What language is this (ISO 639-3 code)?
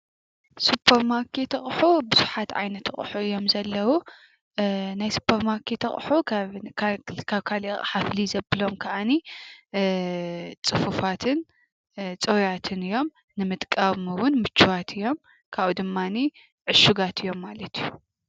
tir